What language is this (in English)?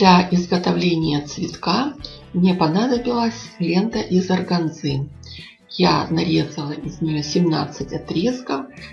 Russian